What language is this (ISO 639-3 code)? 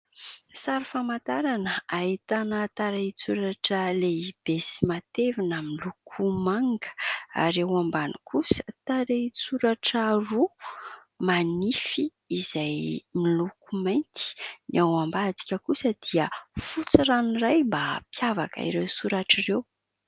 mlg